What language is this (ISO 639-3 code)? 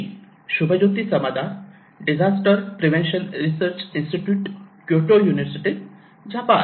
mar